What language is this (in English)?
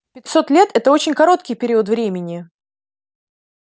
Russian